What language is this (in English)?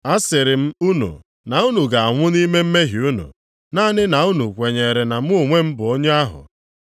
Igbo